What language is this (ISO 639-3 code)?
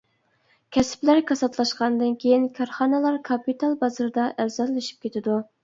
uig